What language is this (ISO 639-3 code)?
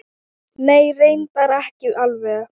isl